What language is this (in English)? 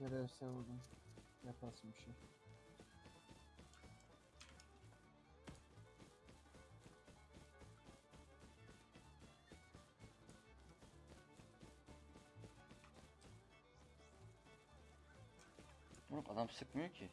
Turkish